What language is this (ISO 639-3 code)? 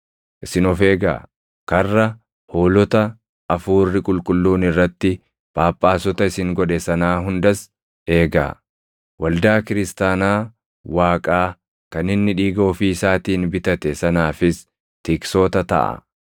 orm